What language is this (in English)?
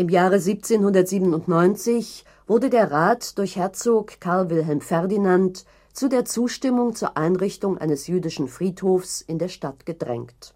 German